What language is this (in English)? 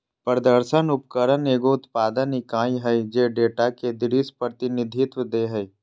Magahi